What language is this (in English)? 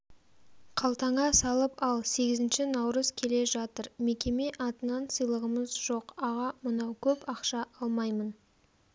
Kazakh